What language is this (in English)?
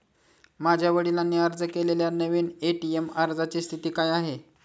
Marathi